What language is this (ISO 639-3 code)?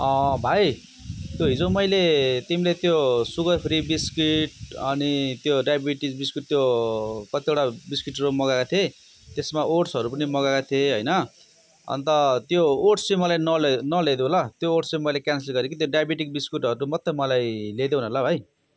nep